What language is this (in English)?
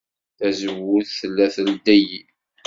Kabyle